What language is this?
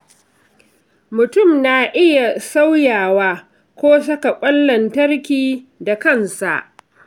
Hausa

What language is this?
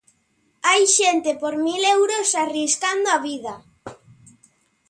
Galician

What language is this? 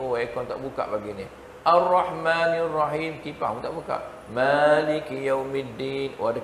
Malay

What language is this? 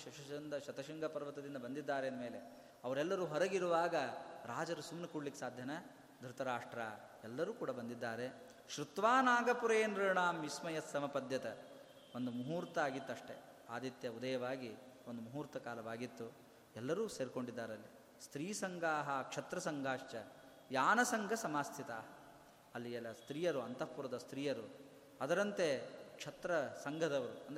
Kannada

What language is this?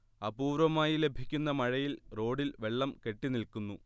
Malayalam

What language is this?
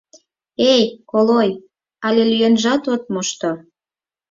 Mari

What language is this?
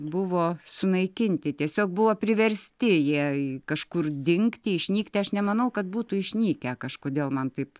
Lithuanian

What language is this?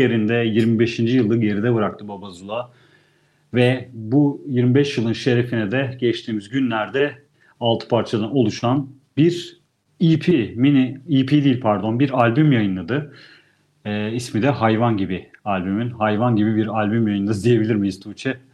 Turkish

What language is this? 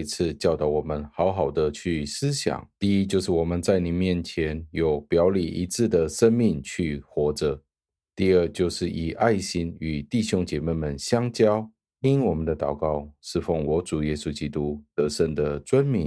Chinese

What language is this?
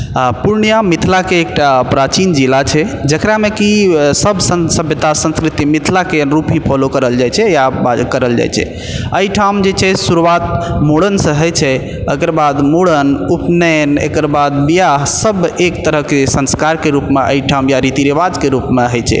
Maithili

